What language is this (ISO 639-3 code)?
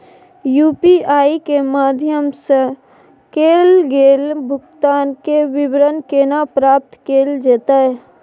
mai